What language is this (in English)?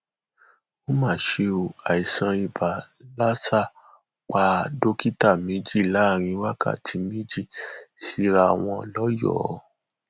Yoruba